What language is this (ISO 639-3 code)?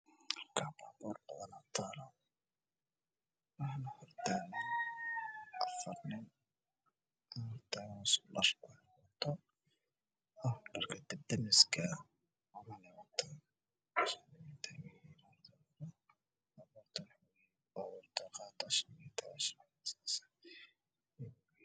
som